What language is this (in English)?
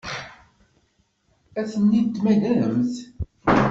Kabyle